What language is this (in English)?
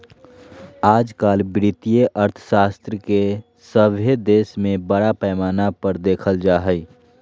Magahi